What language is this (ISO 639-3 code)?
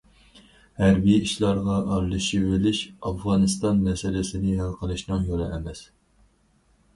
uig